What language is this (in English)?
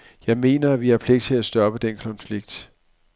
Danish